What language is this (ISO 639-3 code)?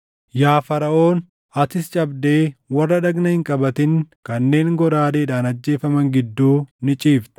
orm